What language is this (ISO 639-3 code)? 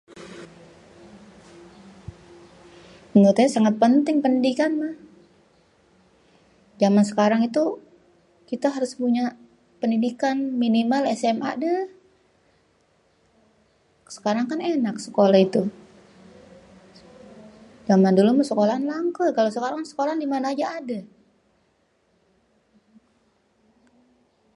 bew